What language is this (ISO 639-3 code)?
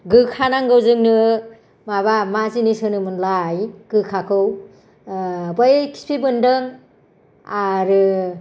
brx